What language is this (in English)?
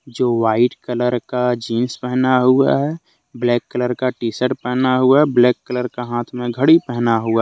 Hindi